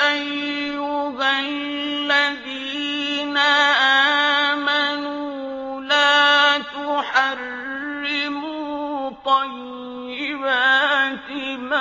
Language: Arabic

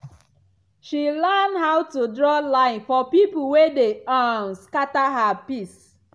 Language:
Nigerian Pidgin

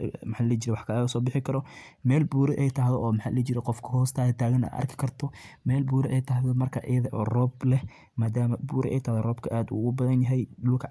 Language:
Somali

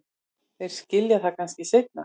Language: Icelandic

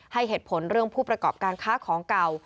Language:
Thai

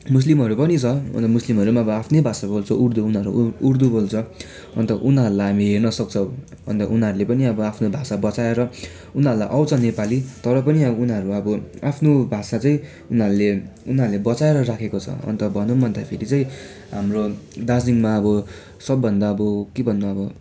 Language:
Nepali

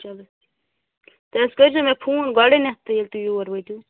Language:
Kashmiri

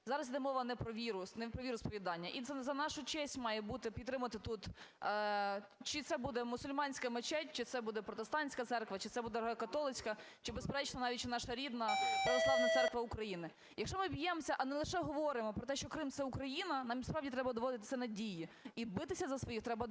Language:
Ukrainian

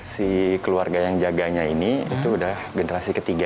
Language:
Indonesian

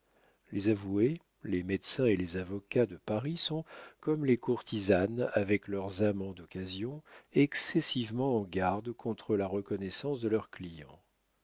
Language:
French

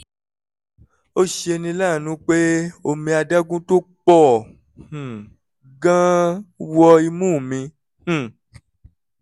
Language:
Yoruba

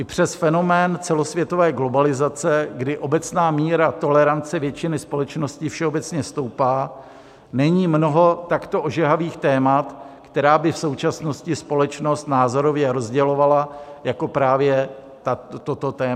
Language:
Czech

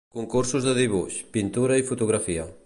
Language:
Catalan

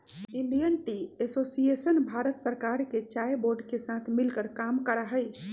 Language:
Magahi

